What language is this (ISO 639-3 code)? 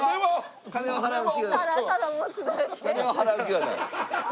jpn